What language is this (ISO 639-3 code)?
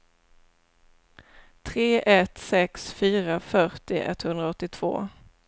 swe